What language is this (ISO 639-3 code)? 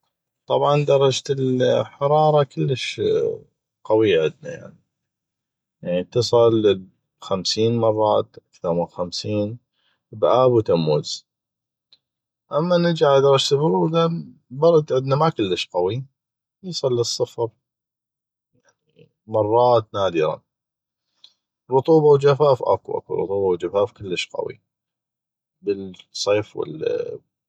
ayp